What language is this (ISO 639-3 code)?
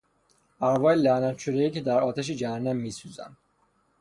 fas